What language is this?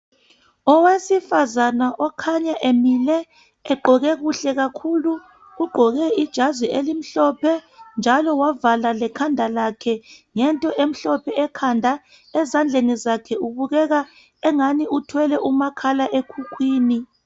North Ndebele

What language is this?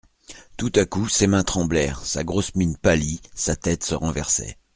French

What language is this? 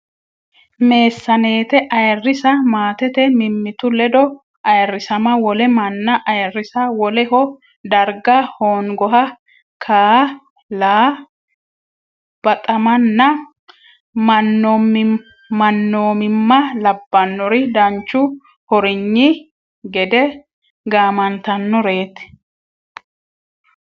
Sidamo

